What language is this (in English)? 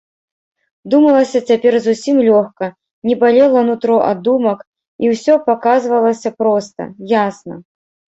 Belarusian